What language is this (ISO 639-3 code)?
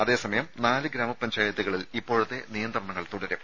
mal